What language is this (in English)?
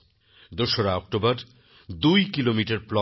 Bangla